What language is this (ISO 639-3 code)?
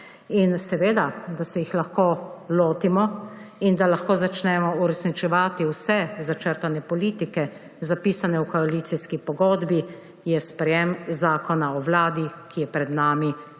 slv